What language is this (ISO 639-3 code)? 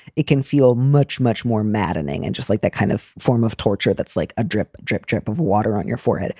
eng